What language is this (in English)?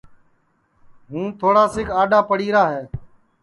Sansi